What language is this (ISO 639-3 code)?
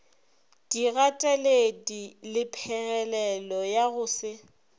nso